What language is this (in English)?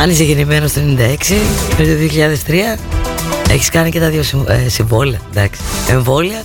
Greek